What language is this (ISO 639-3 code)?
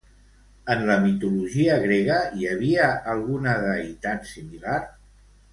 cat